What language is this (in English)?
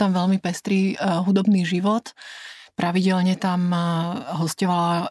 Slovak